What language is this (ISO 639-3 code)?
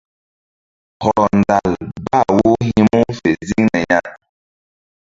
mdd